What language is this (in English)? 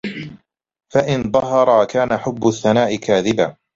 Arabic